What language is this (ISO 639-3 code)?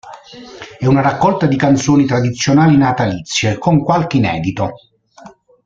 ita